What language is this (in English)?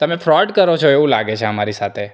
Gujarati